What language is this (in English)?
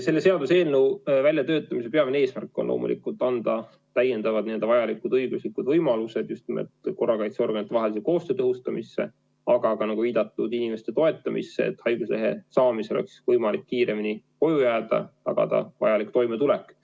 Estonian